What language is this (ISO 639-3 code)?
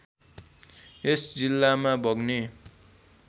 nep